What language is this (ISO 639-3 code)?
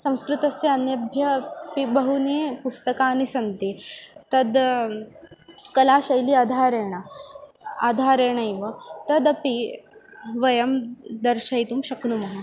san